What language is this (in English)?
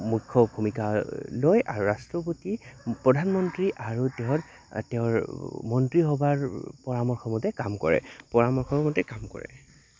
Assamese